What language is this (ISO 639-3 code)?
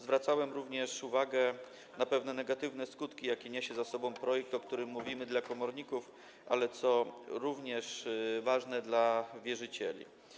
pol